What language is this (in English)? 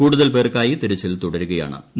Malayalam